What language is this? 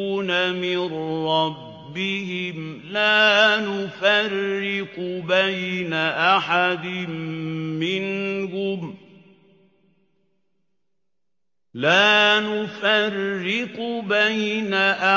Arabic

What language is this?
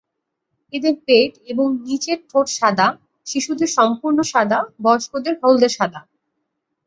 Bangla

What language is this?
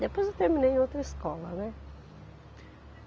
Portuguese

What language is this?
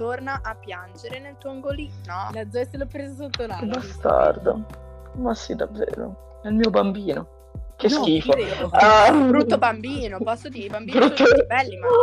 Italian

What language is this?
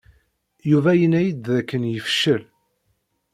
Kabyle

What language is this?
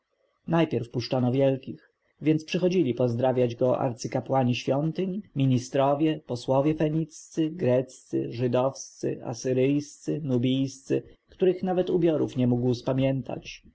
Polish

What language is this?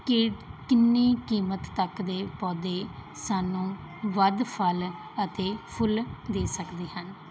Punjabi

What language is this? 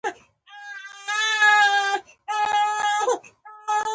Pashto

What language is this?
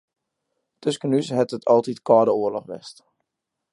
Western Frisian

